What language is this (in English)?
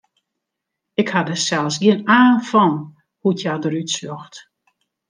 Western Frisian